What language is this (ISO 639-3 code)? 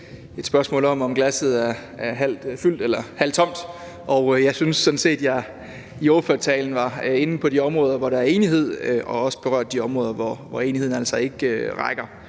dan